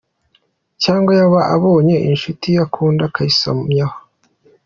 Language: Kinyarwanda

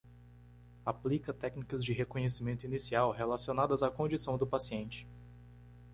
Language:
Portuguese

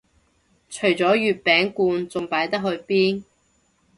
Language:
Cantonese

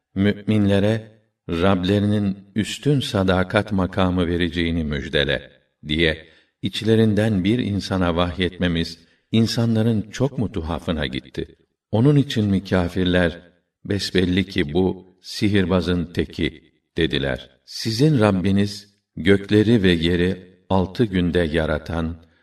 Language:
Turkish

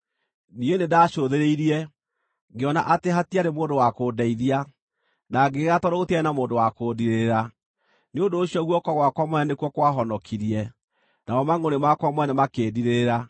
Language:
Kikuyu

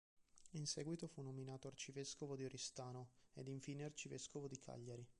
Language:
Italian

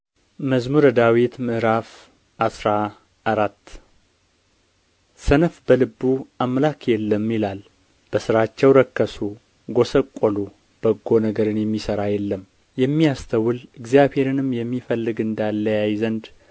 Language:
Amharic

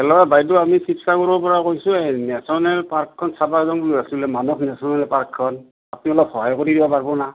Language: Assamese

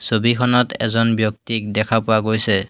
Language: Assamese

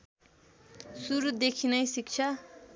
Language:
Nepali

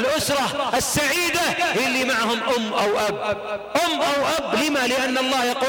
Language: Arabic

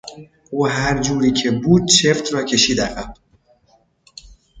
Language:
Persian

